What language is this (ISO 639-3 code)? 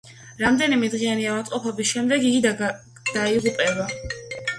kat